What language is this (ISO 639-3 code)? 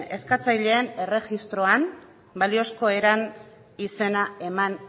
eus